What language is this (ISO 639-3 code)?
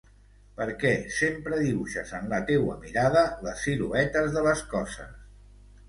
cat